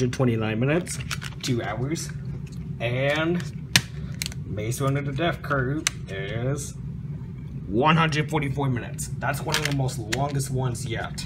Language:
English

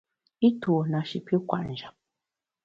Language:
Bamun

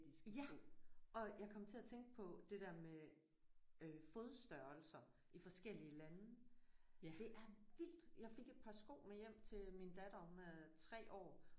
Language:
Danish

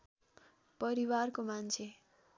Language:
Nepali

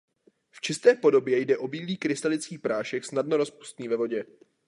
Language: Czech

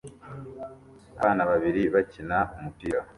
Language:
Kinyarwanda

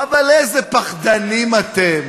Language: Hebrew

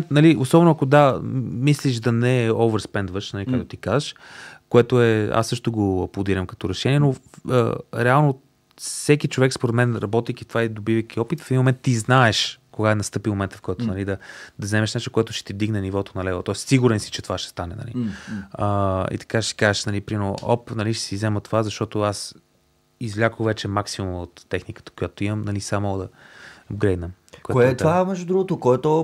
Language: Bulgarian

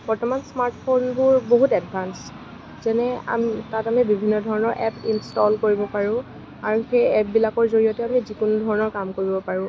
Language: Assamese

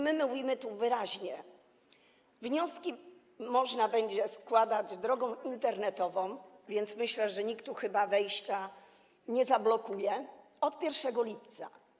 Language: Polish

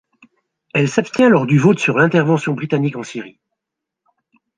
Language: French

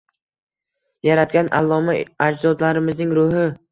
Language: Uzbek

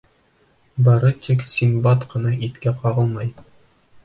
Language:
Bashkir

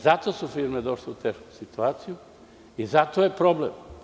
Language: Serbian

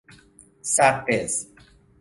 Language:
Persian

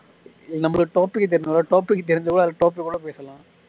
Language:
Tamil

